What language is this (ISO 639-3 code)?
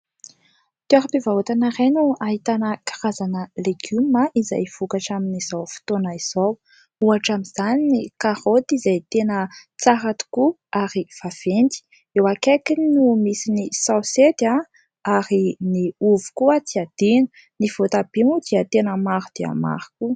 mlg